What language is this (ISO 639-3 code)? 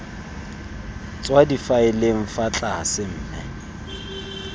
tsn